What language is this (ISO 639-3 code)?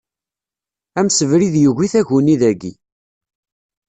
kab